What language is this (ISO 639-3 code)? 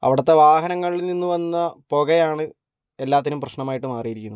mal